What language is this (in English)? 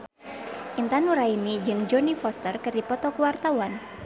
Sundanese